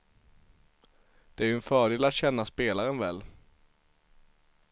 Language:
Swedish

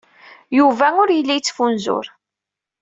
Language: Kabyle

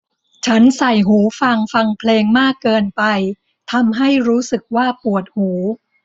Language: Thai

